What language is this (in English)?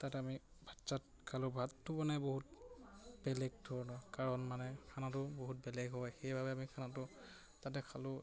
Assamese